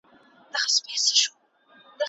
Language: Pashto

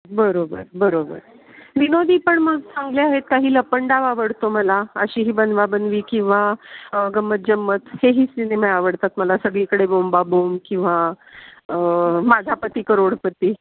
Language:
Marathi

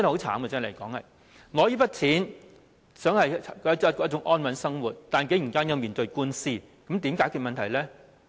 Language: Cantonese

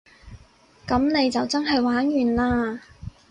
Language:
Cantonese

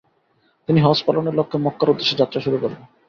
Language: Bangla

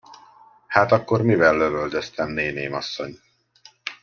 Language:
Hungarian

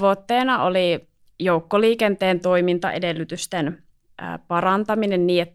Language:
Finnish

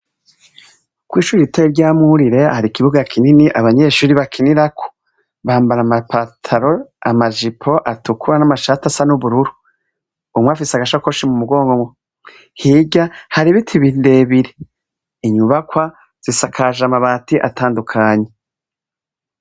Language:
Rundi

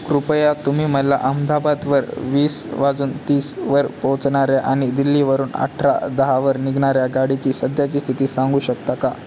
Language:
Marathi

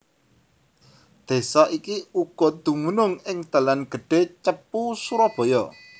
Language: Javanese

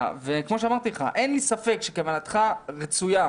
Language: Hebrew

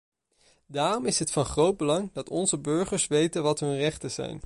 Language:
Dutch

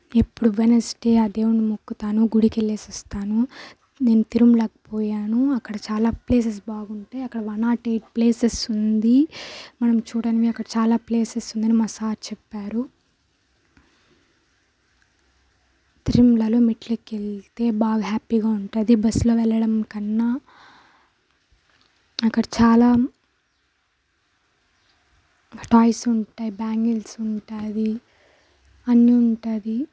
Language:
Telugu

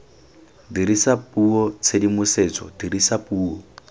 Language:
Tswana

